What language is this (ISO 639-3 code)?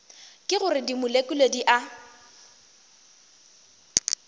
nso